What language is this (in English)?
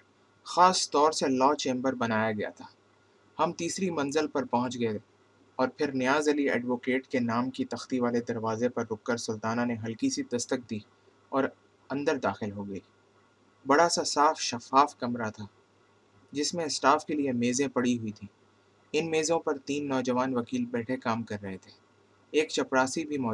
Urdu